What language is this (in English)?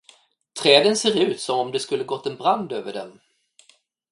Swedish